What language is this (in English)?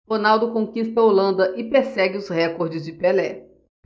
Portuguese